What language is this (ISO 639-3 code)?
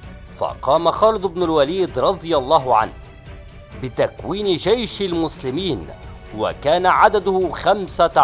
ara